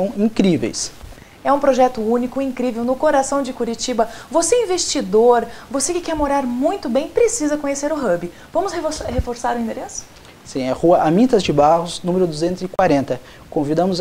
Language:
Portuguese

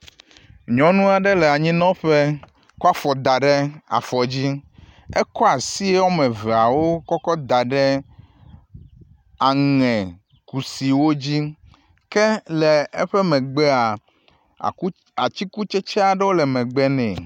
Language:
Ewe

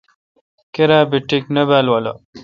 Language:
Kalkoti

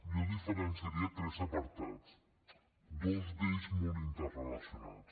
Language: Catalan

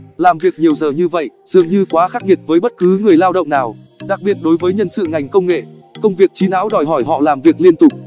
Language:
Vietnamese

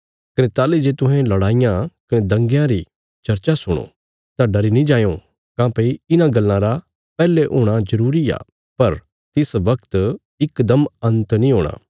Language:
Bilaspuri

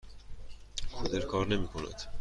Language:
Persian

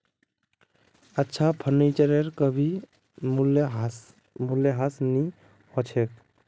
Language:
Magahi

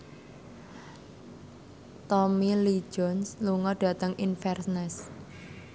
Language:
Javanese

